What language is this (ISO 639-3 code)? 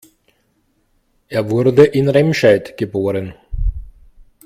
deu